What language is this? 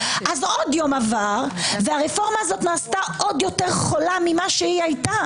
Hebrew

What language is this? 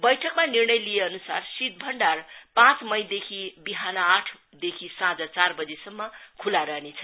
Nepali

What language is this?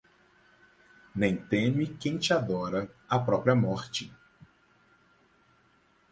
Portuguese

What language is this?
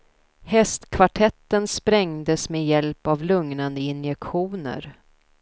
Swedish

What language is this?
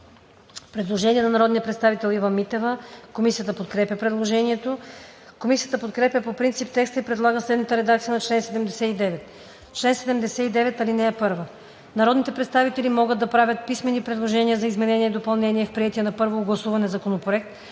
Bulgarian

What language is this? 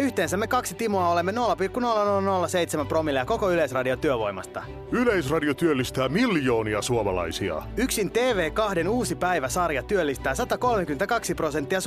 Finnish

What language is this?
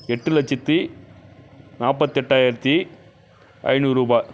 Tamil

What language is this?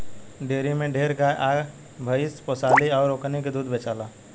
Bhojpuri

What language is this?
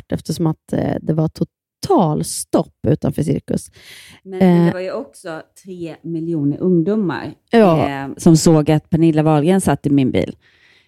Swedish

